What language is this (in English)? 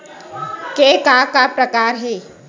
Chhattisgarhi